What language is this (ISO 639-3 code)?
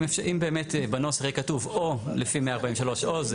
heb